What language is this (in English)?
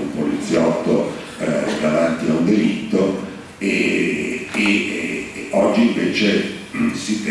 Italian